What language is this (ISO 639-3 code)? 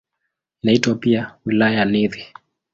swa